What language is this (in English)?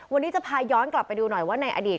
Thai